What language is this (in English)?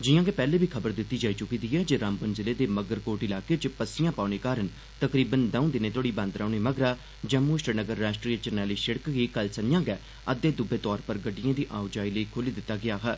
Dogri